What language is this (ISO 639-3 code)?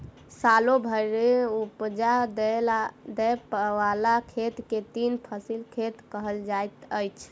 mai